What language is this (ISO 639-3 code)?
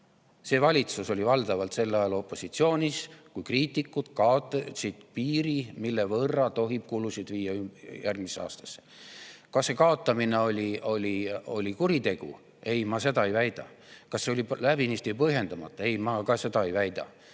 est